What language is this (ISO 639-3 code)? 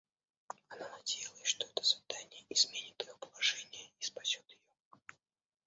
rus